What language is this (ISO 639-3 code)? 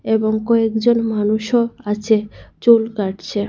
ben